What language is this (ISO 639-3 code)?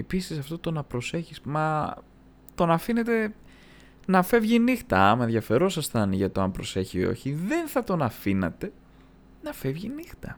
ell